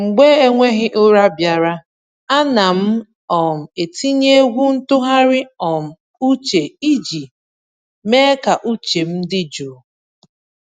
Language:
Igbo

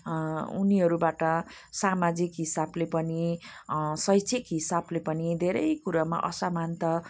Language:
Nepali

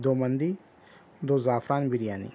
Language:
Urdu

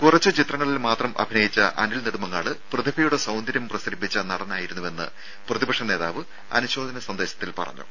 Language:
Malayalam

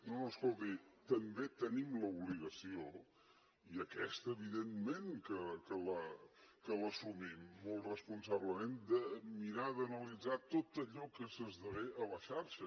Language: Catalan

